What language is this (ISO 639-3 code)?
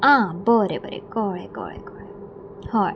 kok